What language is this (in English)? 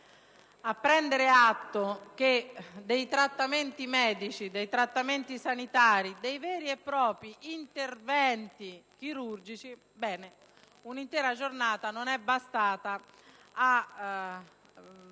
Italian